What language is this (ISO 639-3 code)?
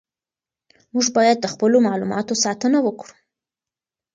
pus